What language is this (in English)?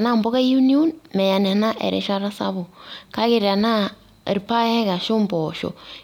Masai